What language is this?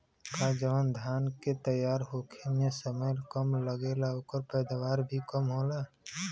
Bhojpuri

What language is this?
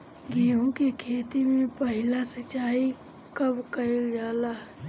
Bhojpuri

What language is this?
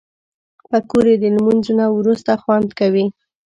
Pashto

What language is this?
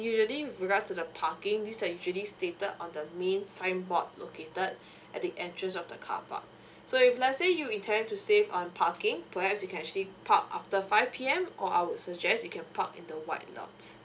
English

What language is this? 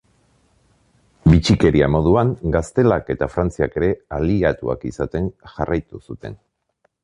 Basque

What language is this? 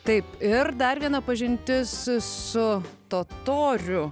Lithuanian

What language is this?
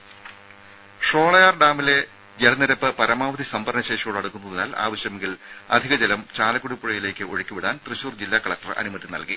Malayalam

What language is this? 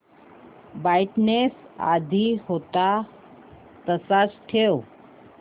Marathi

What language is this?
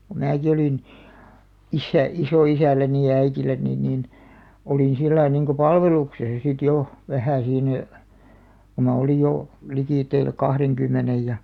Finnish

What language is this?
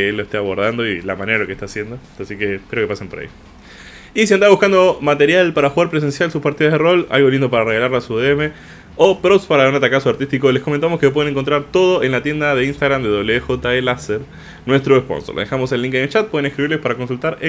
Spanish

